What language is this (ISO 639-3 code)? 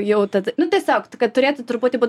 lit